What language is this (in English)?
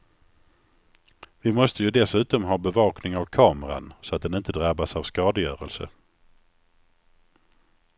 Swedish